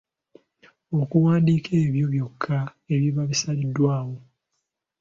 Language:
Ganda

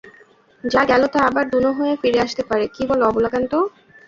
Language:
Bangla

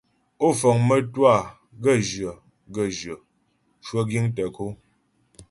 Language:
Ghomala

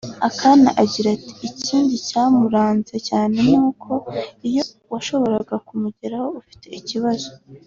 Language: Kinyarwanda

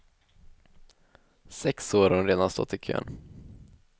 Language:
Swedish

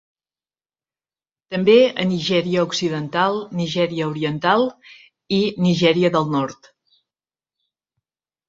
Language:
Catalan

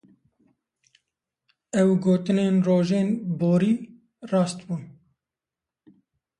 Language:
Kurdish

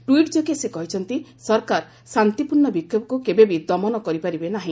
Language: Odia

